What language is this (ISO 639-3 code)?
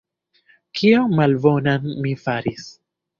epo